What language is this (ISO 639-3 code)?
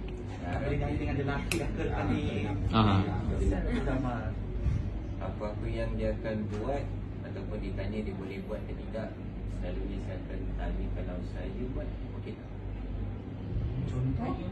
msa